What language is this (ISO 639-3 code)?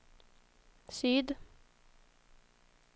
swe